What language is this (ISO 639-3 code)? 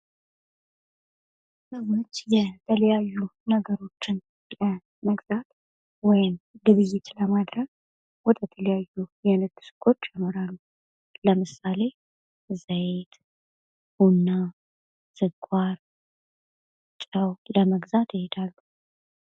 amh